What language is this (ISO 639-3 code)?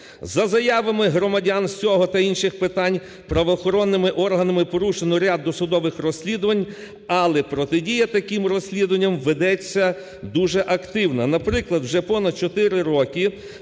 ukr